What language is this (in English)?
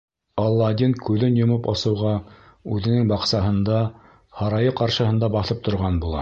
Bashkir